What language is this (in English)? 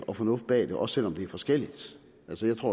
Danish